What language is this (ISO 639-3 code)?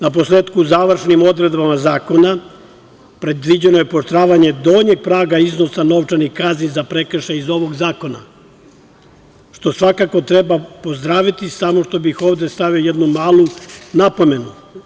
srp